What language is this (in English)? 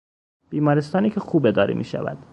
Persian